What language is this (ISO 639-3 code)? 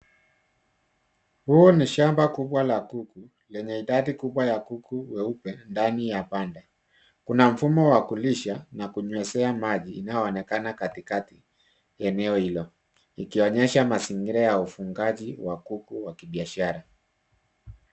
swa